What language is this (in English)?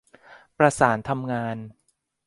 Thai